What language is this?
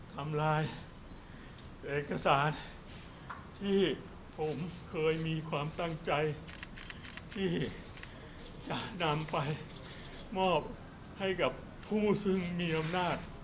Thai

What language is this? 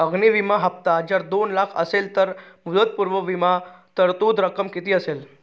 Marathi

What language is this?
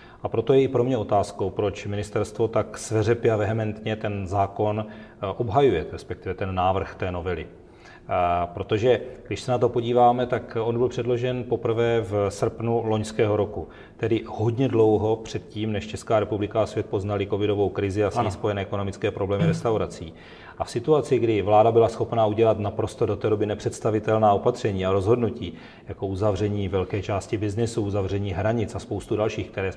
Czech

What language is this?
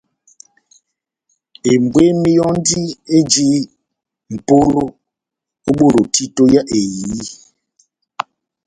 Batanga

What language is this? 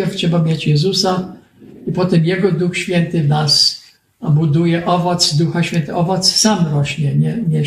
Polish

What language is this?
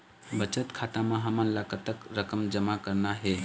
Chhattisgarhi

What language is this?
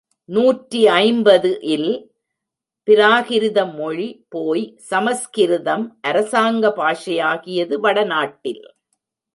Tamil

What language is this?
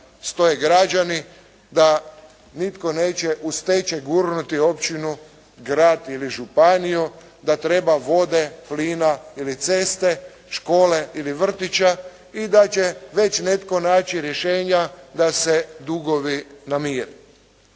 Croatian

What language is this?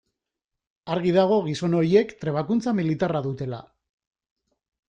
Basque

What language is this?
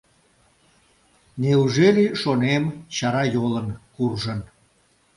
Mari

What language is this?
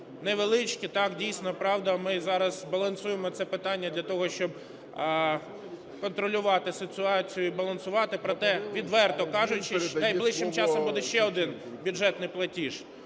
Ukrainian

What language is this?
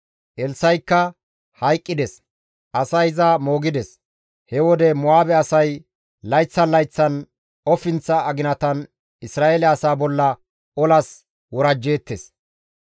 Gamo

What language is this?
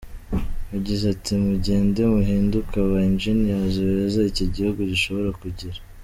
Kinyarwanda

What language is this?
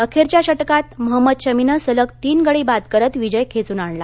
Marathi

